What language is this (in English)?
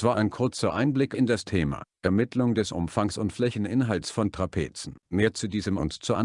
German